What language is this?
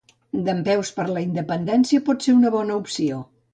Catalan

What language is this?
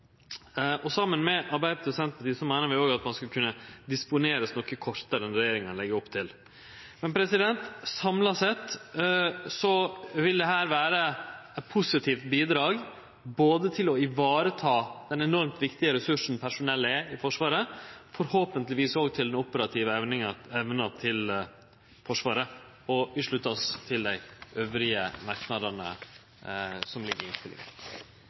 Norwegian Nynorsk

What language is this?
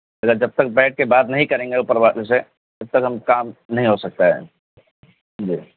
Urdu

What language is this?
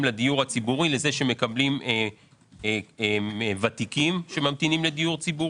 Hebrew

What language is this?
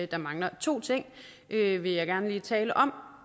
Danish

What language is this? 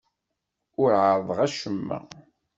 Kabyle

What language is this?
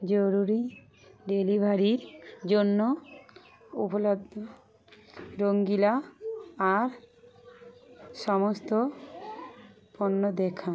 Bangla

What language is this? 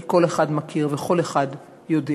Hebrew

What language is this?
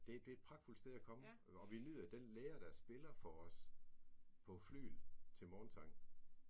Danish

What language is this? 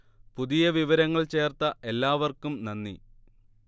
Malayalam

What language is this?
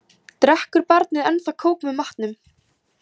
Icelandic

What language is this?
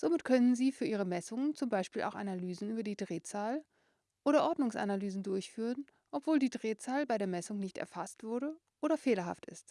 German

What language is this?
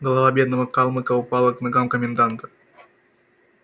Russian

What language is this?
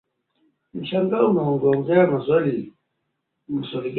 Swahili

